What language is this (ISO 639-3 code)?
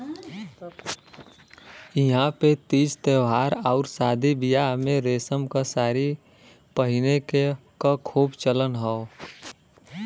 bho